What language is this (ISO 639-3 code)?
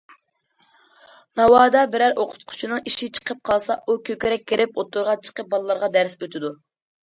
uig